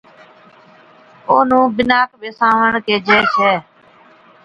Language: Od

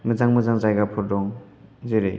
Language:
Bodo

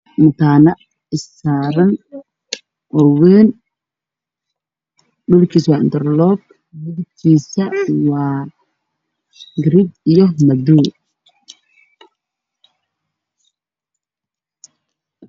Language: Somali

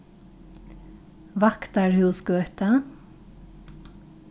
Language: Faroese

